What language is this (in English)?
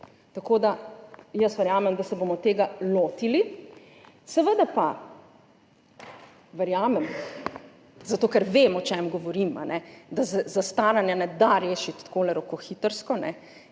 Slovenian